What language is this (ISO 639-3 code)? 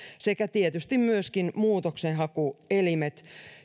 fin